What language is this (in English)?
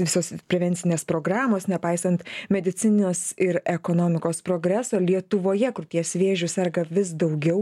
Lithuanian